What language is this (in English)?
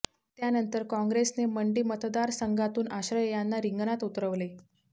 Marathi